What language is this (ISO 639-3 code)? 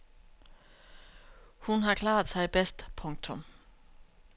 dan